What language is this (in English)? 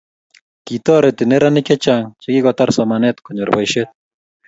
Kalenjin